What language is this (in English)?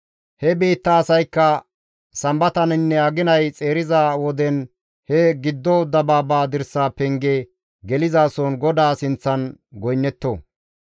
Gamo